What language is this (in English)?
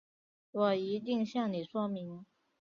Chinese